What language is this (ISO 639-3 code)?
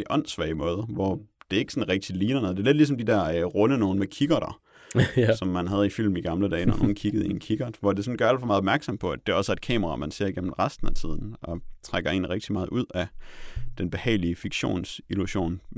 dan